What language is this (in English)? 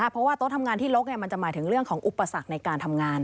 Thai